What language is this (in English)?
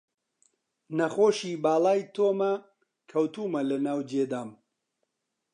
Central Kurdish